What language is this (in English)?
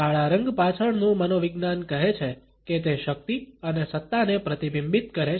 Gujarati